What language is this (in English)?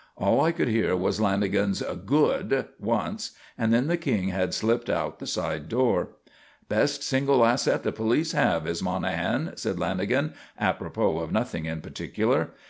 English